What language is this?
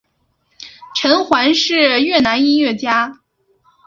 Chinese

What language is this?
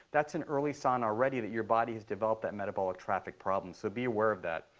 English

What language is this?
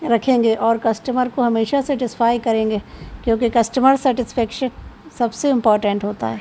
Urdu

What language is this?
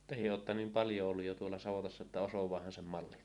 Finnish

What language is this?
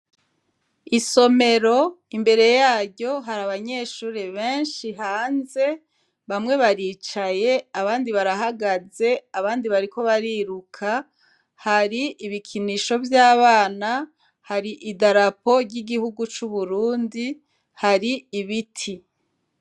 Rundi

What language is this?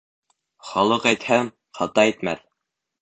Bashkir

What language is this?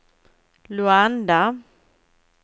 Swedish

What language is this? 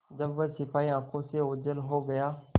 Hindi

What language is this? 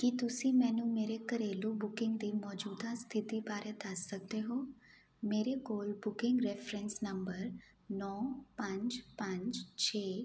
Punjabi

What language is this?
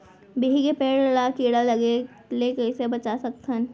Chhattisgarhi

